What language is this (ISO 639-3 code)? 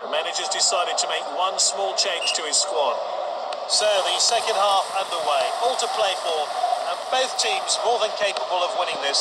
eng